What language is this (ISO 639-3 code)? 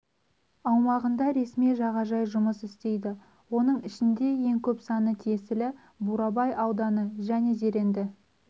kaz